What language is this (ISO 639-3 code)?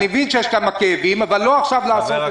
heb